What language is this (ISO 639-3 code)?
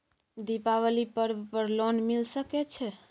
mai